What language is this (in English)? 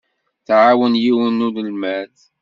Kabyle